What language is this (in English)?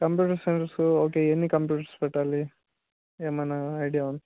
Telugu